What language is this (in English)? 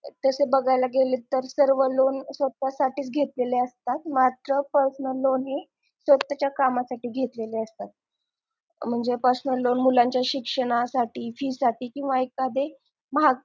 Marathi